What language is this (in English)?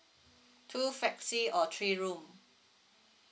English